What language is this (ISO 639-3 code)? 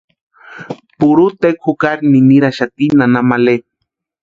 pua